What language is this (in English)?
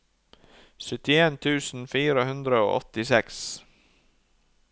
Norwegian